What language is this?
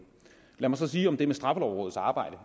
Danish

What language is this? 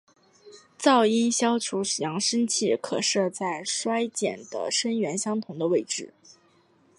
Chinese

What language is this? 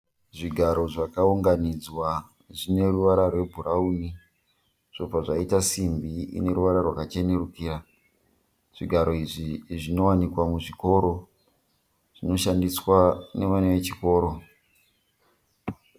Shona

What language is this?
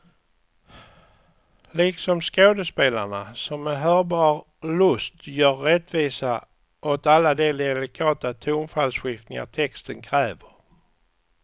Swedish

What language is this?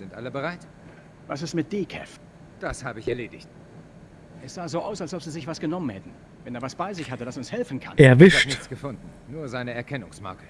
German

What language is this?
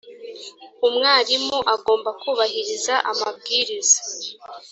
Kinyarwanda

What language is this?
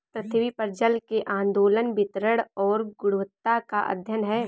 Hindi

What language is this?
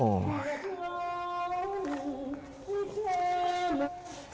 Thai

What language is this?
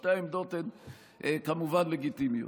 Hebrew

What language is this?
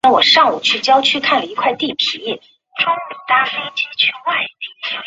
Chinese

